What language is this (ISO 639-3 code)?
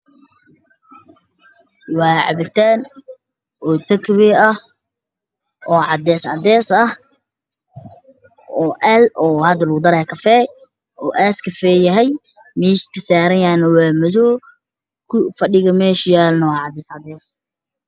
som